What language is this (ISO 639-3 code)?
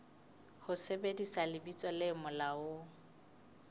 sot